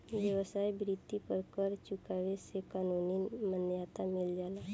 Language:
Bhojpuri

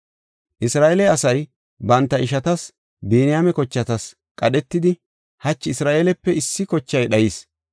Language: Gofa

